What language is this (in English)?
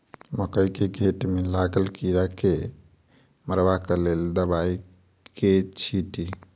Maithili